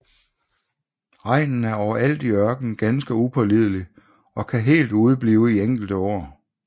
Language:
Danish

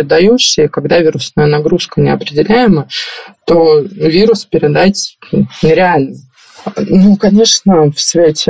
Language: Russian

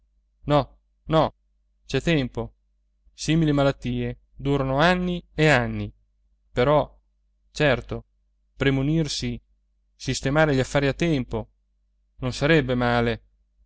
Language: Italian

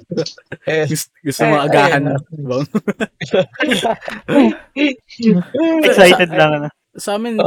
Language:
Filipino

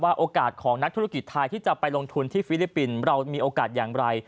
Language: Thai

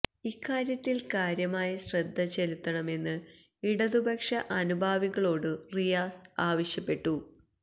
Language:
Malayalam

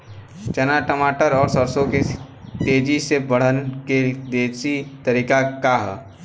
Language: Bhojpuri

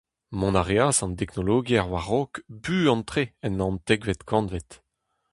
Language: Breton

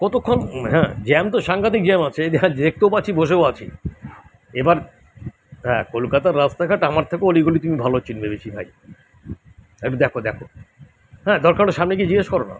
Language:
Bangla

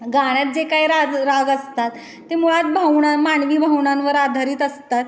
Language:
Marathi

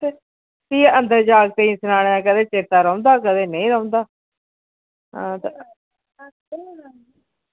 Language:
Dogri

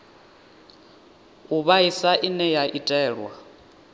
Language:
Venda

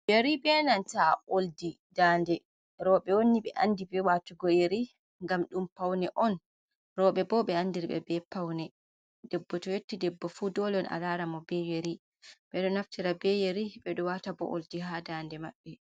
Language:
Fula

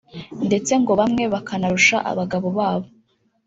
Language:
Kinyarwanda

